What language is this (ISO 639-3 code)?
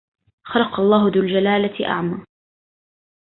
ara